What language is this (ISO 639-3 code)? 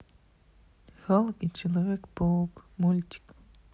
rus